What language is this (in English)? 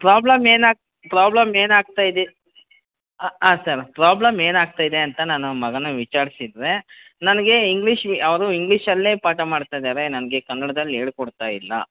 Kannada